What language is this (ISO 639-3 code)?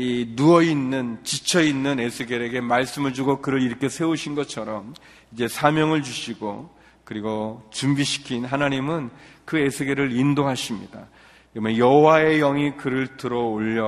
kor